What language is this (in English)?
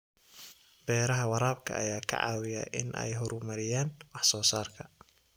Somali